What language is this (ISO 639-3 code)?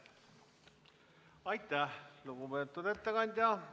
est